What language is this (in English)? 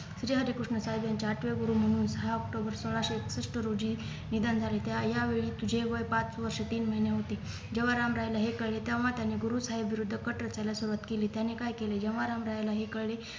Marathi